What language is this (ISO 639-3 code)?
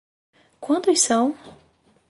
por